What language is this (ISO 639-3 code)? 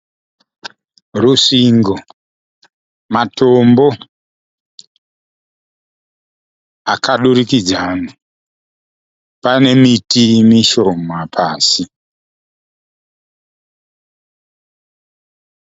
sna